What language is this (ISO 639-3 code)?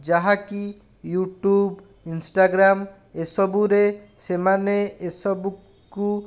ori